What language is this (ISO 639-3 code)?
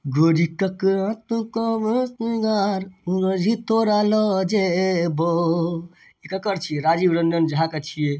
mai